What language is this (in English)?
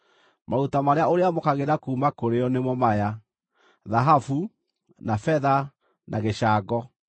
Kikuyu